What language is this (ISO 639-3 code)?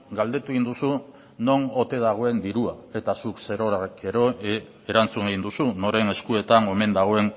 eus